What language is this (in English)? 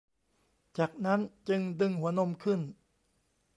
Thai